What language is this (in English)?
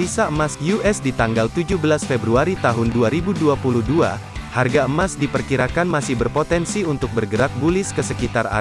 Indonesian